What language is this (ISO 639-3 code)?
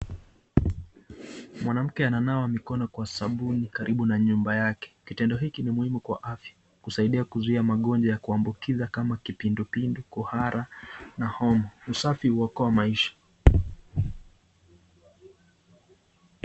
swa